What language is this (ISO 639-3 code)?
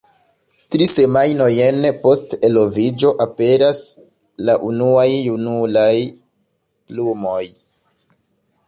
epo